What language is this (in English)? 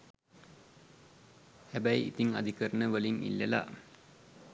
Sinhala